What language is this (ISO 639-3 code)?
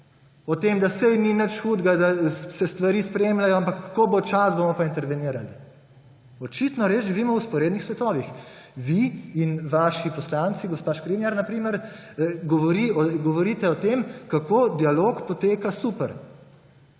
slv